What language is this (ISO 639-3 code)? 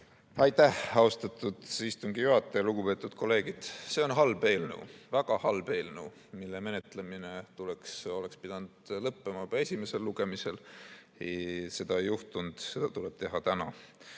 est